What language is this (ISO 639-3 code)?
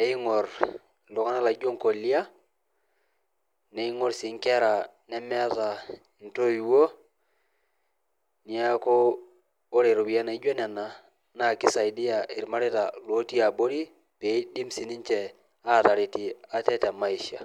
mas